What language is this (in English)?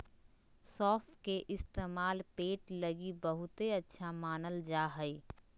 Magahi